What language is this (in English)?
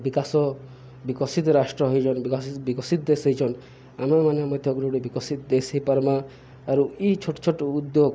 Odia